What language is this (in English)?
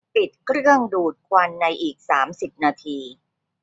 Thai